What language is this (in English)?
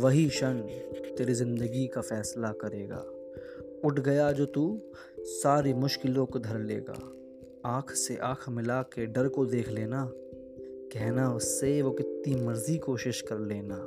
Hindi